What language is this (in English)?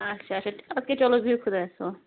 Kashmiri